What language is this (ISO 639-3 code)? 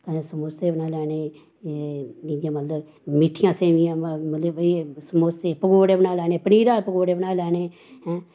doi